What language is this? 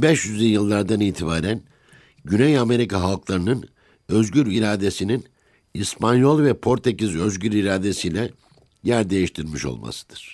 Turkish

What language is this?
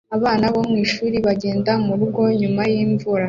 Kinyarwanda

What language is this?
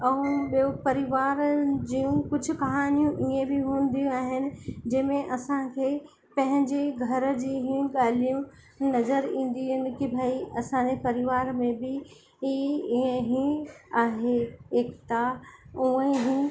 Sindhi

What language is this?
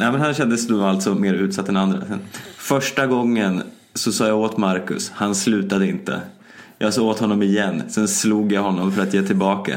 Swedish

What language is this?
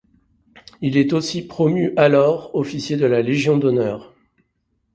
French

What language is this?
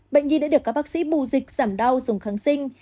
Vietnamese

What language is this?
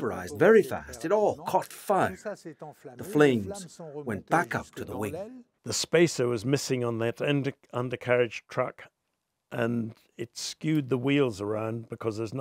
English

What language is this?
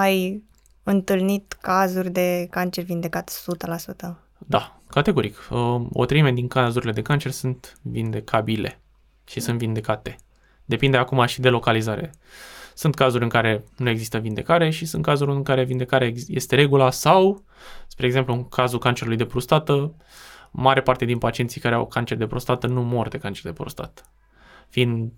Romanian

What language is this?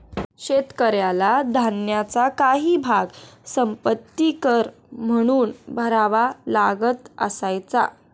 Marathi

